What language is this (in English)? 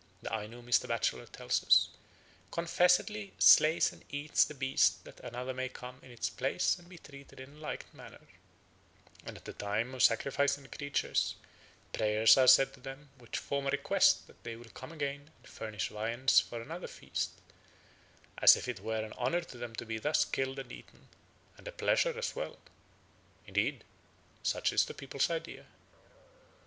English